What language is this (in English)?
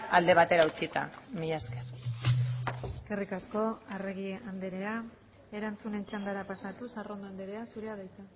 Basque